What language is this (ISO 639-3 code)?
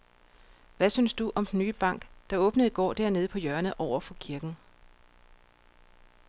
dan